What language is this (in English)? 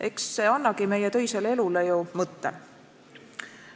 Estonian